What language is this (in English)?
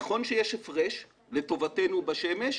Hebrew